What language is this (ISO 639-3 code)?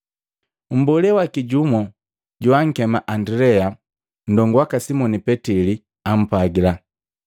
mgv